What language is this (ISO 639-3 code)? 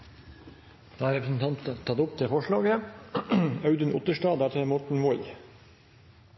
nor